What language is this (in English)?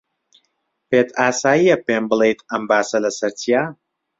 Central Kurdish